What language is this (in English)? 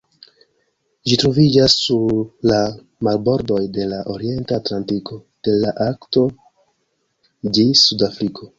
Esperanto